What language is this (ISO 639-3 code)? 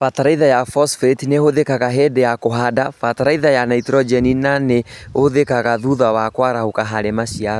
kik